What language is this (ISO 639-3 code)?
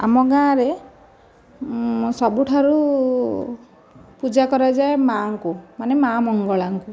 ori